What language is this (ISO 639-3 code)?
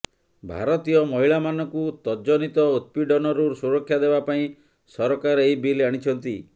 ori